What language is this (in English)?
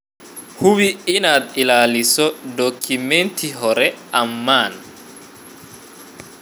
Somali